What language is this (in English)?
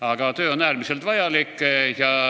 Estonian